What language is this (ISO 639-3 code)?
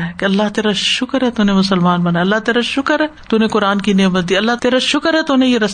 urd